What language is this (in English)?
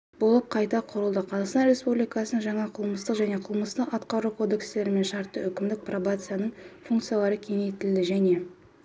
Kazakh